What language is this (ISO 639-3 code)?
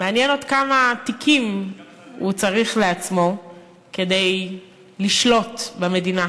heb